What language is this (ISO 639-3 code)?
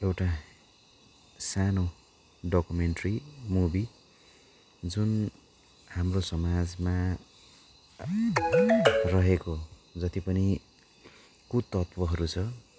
nep